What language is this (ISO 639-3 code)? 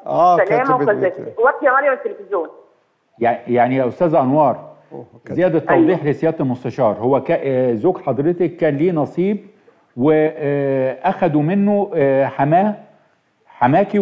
ara